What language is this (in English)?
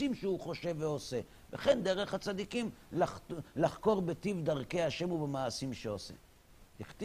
Hebrew